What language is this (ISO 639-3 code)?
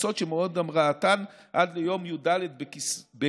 heb